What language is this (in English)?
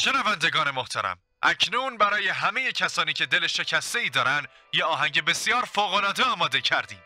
Persian